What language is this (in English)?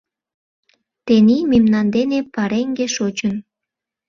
Mari